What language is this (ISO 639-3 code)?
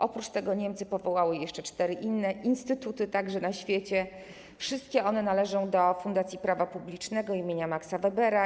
pol